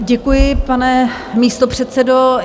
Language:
Czech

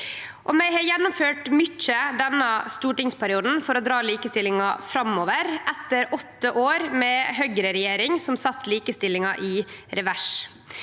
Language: Norwegian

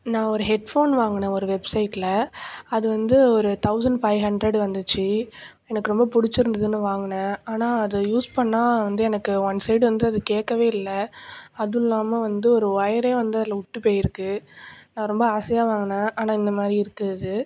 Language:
Tamil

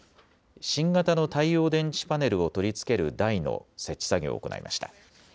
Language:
Japanese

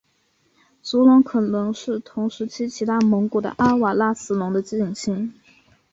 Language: Chinese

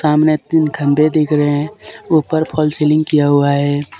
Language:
Hindi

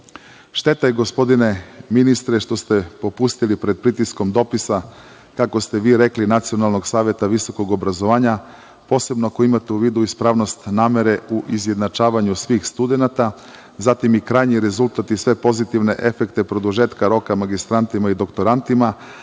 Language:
Serbian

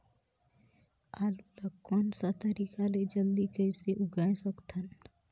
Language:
Chhattisgarhi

